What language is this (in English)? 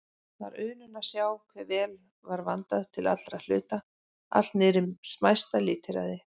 Icelandic